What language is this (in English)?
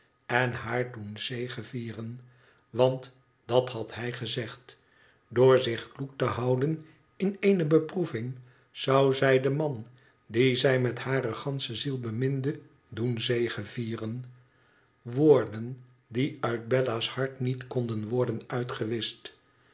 Dutch